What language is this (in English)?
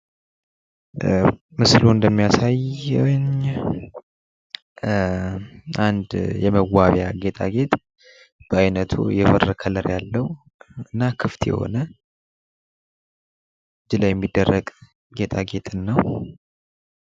Amharic